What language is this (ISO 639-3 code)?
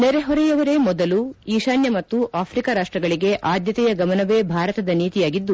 kan